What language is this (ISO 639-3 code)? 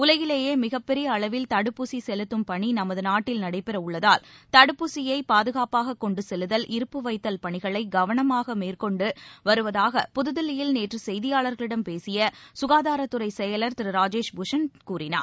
tam